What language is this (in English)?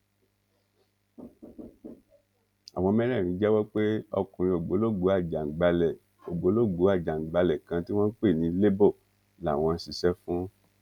Yoruba